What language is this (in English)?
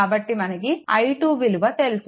Telugu